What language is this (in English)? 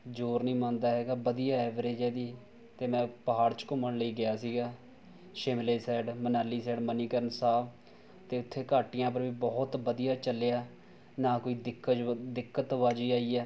Punjabi